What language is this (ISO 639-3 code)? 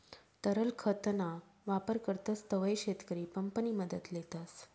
mar